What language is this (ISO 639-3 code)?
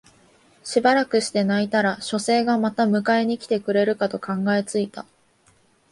jpn